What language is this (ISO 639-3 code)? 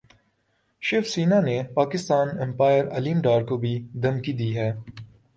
urd